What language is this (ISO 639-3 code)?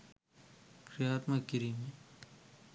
sin